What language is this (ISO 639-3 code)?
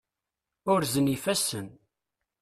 kab